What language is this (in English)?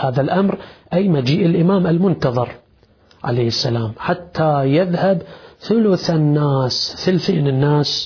Arabic